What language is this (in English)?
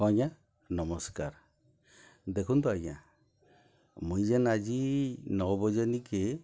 Odia